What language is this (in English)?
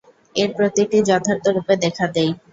Bangla